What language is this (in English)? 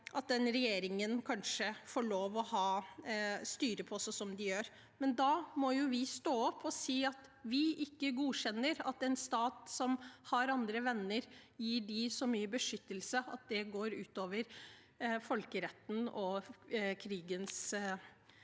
Norwegian